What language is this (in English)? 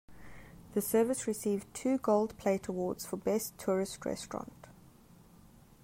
English